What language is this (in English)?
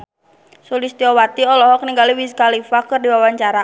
Sundanese